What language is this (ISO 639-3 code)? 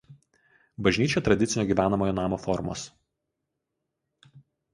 lit